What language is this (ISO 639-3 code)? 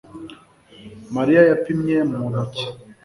kin